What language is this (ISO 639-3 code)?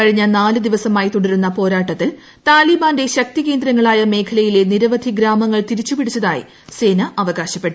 mal